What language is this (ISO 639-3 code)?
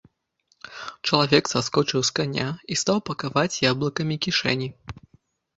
bel